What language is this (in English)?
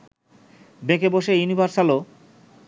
Bangla